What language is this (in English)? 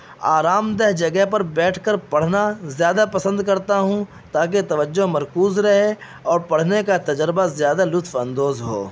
Urdu